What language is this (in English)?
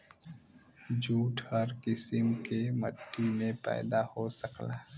Bhojpuri